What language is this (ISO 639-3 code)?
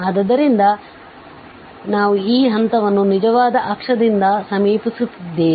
kan